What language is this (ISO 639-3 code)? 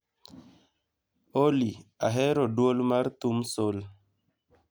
luo